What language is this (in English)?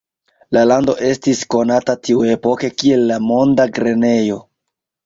Esperanto